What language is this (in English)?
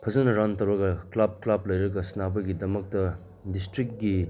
Manipuri